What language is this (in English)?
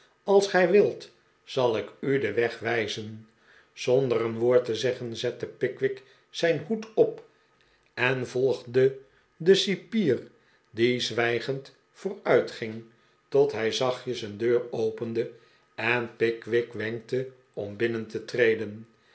Dutch